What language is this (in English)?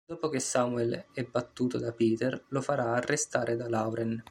Italian